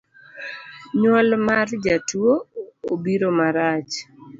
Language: Luo (Kenya and Tanzania)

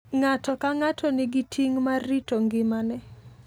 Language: Luo (Kenya and Tanzania)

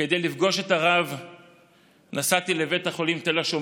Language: Hebrew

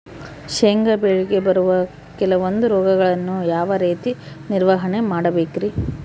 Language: Kannada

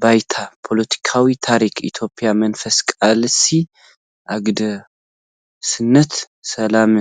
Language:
Tigrinya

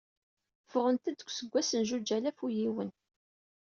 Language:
Kabyle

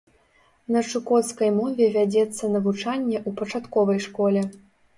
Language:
Belarusian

